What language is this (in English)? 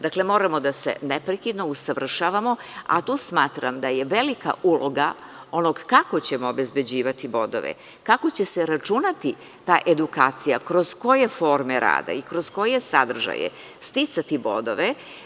Serbian